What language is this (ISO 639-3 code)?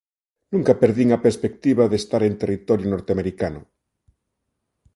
glg